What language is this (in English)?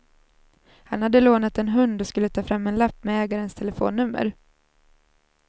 Swedish